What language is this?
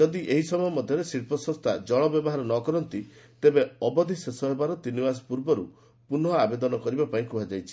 Odia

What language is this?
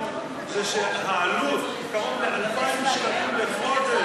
Hebrew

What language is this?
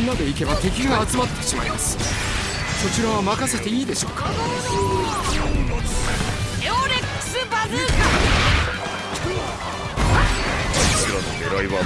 Japanese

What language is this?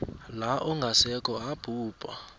South Ndebele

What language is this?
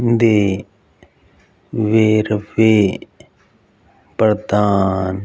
Punjabi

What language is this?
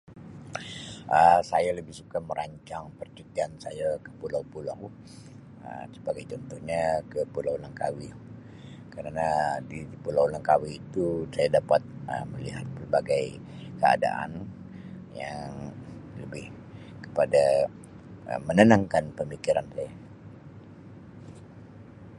Sabah Malay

